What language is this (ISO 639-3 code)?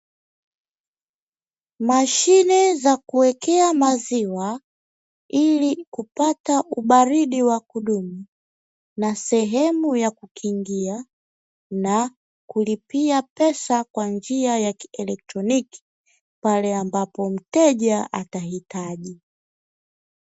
swa